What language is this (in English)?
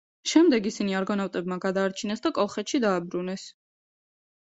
Georgian